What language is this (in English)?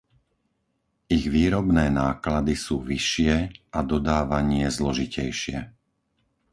Slovak